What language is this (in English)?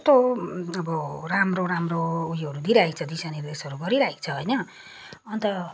Nepali